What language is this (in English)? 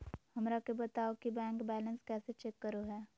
Magahi